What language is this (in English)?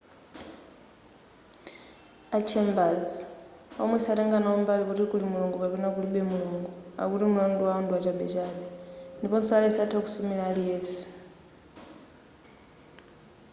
Nyanja